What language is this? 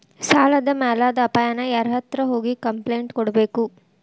Kannada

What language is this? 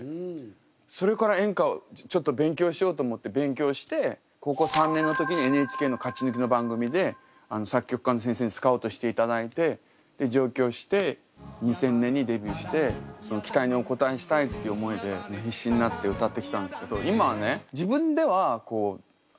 Japanese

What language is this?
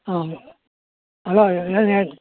Kannada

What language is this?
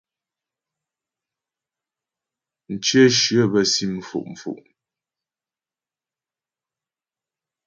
Ghomala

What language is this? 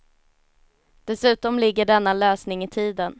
Swedish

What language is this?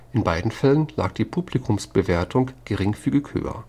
German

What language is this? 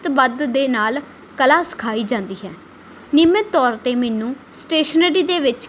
Punjabi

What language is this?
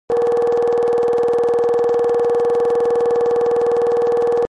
Kabardian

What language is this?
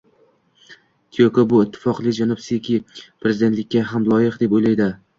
Uzbek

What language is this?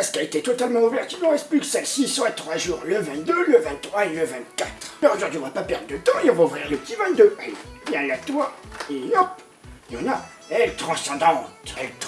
French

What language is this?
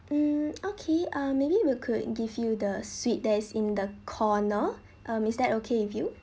English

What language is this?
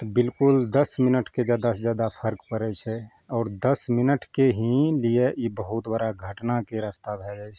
Maithili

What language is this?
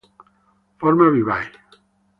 Italian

